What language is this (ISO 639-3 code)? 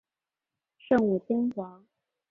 zho